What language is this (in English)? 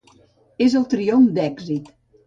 Catalan